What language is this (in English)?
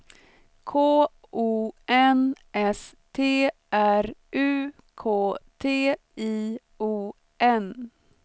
Swedish